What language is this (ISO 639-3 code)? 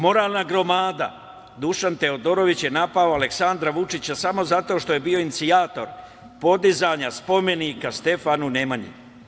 srp